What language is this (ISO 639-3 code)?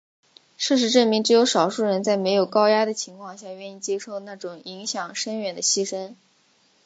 zho